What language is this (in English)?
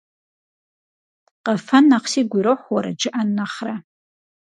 Kabardian